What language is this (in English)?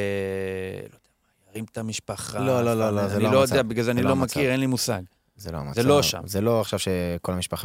Hebrew